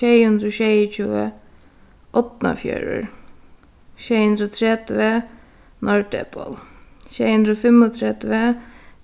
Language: Faroese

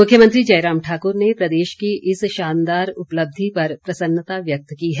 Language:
Hindi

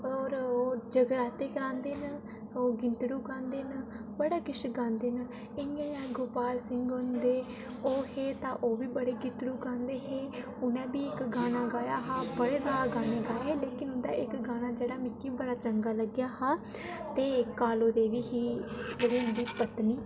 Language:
Dogri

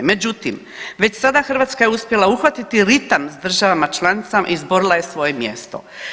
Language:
Croatian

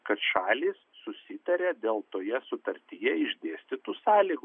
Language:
Lithuanian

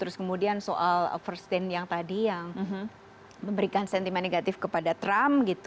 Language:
Indonesian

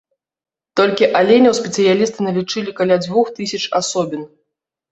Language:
Belarusian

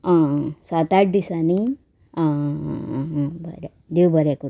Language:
Konkani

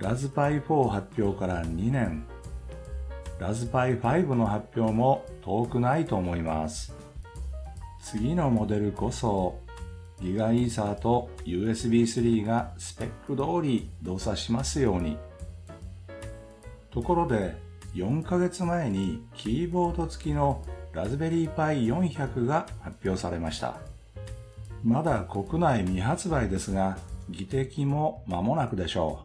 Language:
Japanese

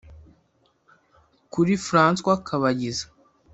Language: Kinyarwanda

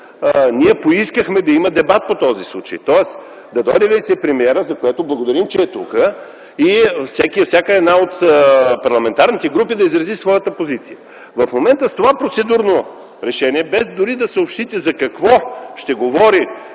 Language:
Bulgarian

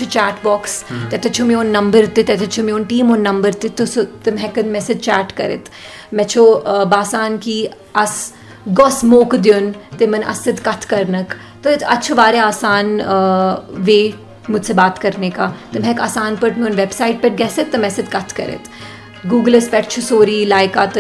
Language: Urdu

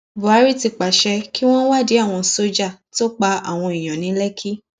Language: Yoruba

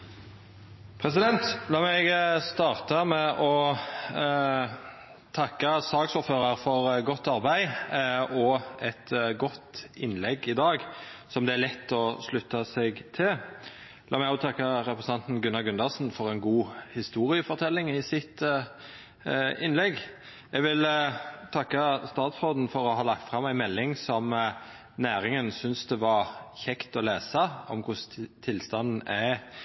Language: Norwegian Nynorsk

